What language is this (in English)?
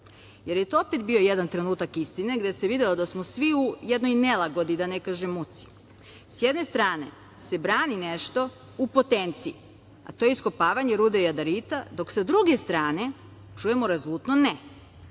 Serbian